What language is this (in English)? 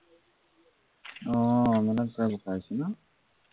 Assamese